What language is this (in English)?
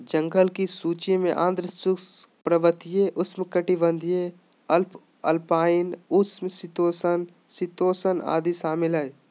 Magahi